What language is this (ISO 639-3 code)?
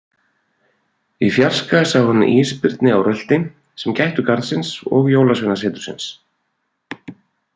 isl